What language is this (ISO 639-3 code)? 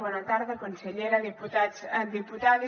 cat